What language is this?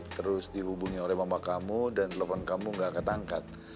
Indonesian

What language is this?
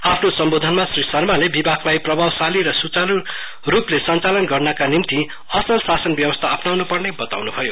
Nepali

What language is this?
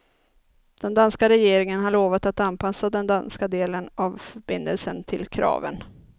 Swedish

